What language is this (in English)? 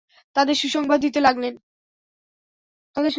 Bangla